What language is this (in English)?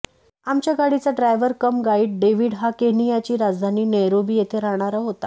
Marathi